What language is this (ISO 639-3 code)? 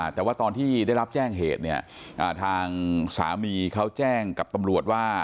tha